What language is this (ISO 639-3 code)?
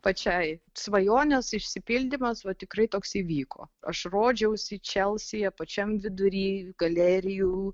lit